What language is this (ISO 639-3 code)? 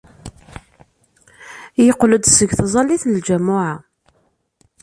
kab